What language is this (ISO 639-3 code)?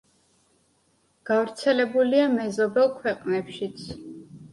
kat